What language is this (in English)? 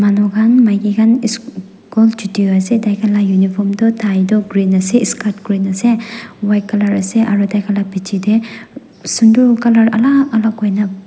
Naga Pidgin